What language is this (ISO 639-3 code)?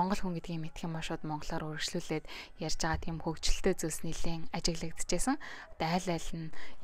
ron